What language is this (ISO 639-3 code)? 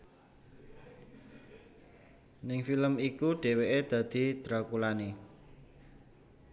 jav